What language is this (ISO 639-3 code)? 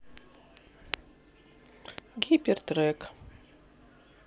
rus